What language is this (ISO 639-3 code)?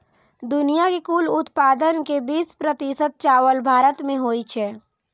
mai